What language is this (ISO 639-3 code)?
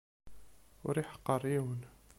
kab